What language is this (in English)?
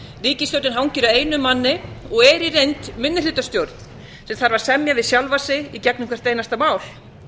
Icelandic